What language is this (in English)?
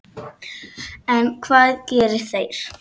Icelandic